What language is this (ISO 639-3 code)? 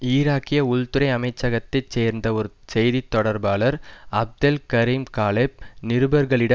tam